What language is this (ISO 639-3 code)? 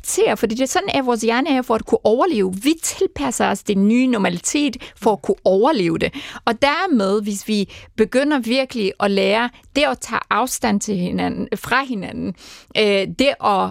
dan